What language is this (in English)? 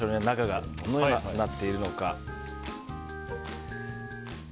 Japanese